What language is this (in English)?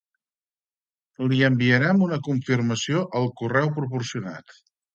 Catalan